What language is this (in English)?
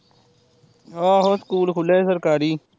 Punjabi